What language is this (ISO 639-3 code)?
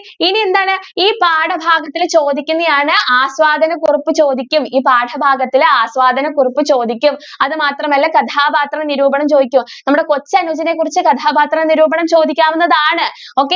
mal